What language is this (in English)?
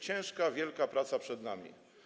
Polish